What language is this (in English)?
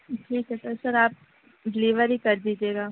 Urdu